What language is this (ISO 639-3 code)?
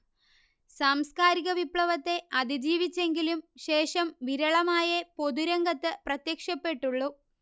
mal